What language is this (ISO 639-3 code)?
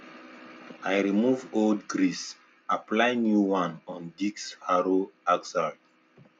pcm